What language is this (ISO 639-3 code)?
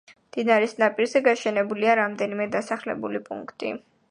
kat